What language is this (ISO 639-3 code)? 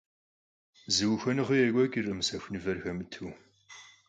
kbd